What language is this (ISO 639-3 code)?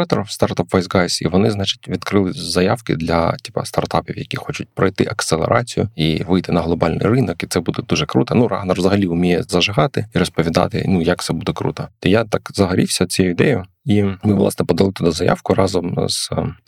ukr